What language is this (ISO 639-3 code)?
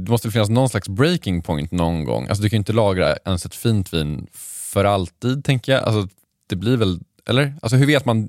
swe